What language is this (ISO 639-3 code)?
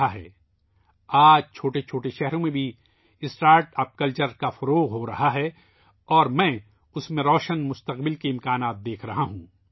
urd